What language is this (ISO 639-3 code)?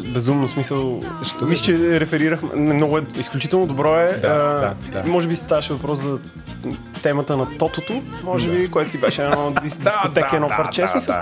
bul